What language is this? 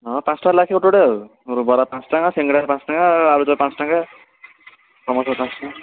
Odia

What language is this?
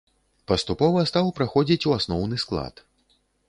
Belarusian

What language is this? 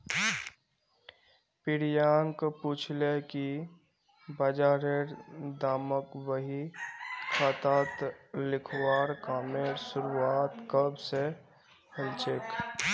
Magahi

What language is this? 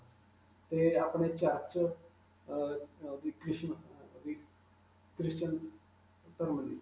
Punjabi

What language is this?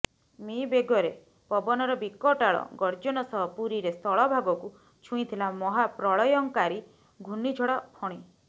Odia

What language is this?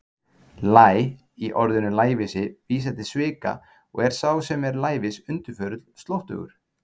Icelandic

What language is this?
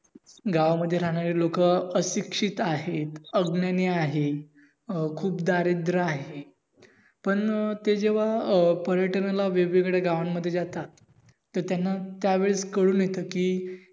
Marathi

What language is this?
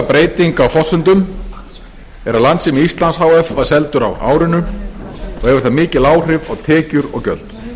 Icelandic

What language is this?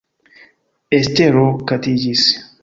Esperanto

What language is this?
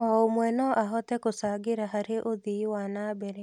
Kikuyu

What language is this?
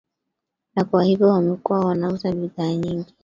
Swahili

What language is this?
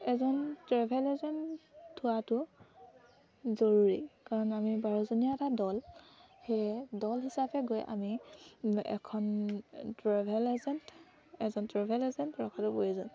Assamese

